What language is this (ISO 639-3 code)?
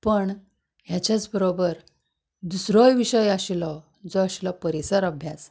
kok